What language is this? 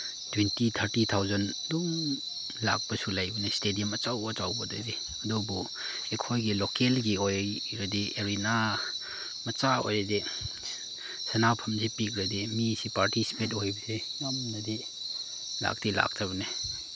Manipuri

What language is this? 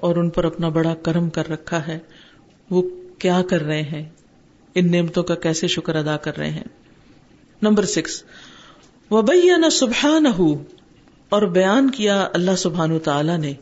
Urdu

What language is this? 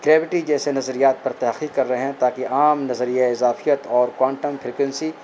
Urdu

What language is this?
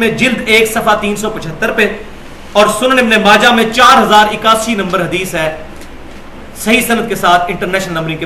Urdu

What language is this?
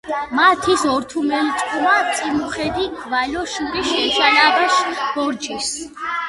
Mingrelian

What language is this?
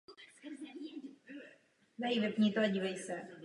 Czech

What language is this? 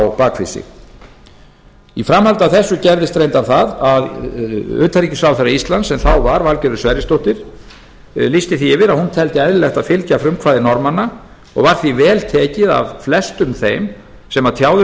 Icelandic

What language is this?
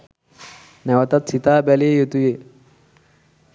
Sinhala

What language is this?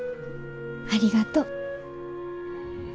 Japanese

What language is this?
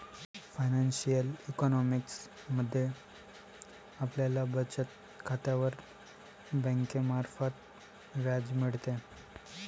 Marathi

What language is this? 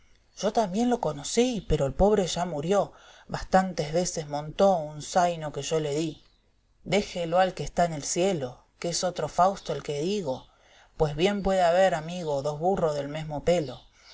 Spanish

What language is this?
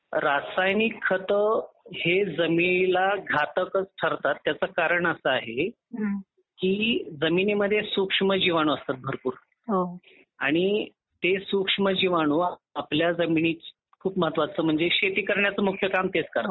Marathi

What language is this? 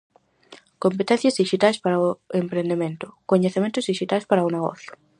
Galician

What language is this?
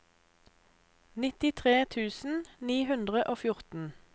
Norwegian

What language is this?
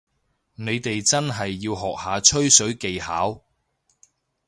Cantonese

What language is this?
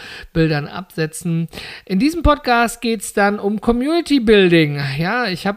German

